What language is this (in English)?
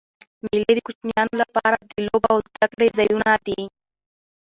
Pashto